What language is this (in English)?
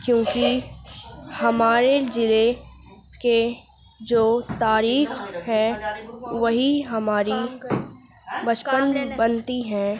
Urdu